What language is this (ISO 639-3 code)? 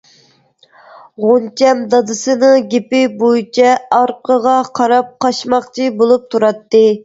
uig